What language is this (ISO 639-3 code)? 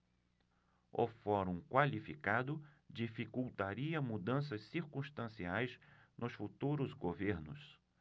por